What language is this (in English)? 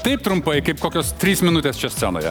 Lithuanian